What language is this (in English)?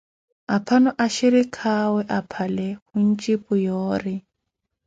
Koti